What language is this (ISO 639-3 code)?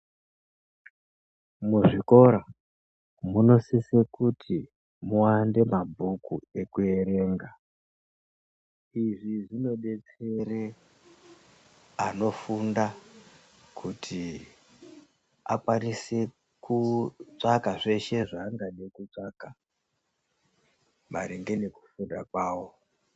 ndc